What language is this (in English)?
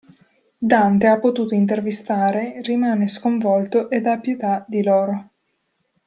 Italian